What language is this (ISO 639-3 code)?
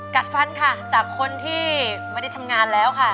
tha